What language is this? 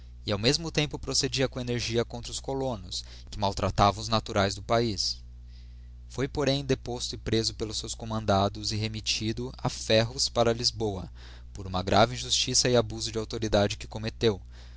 Portuguese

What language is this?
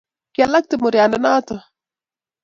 Kalenjin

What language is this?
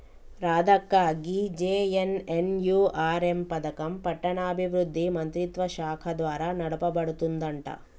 Telugu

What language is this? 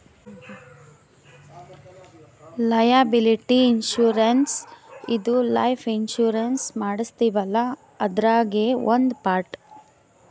Kannada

